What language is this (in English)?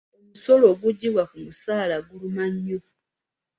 Ganda